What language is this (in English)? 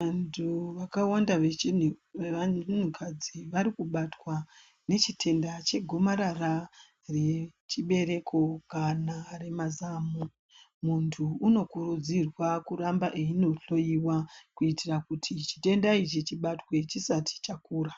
Ndau